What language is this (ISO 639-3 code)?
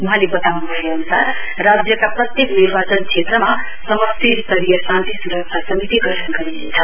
nep